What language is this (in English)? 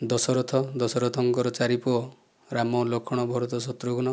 Odia